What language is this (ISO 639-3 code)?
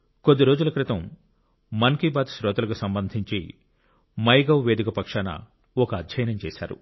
tel